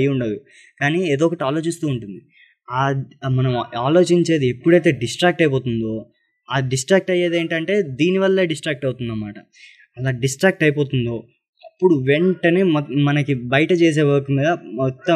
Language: Telugu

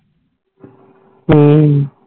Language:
Punjabi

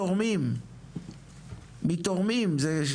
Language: Hebrew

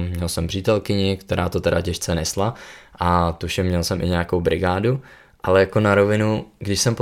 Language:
Czech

